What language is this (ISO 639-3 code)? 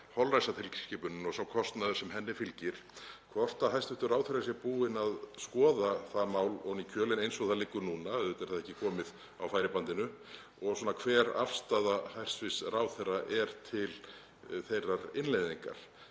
isl